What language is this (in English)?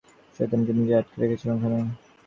Bangla